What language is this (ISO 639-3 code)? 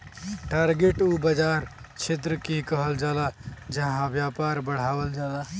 bho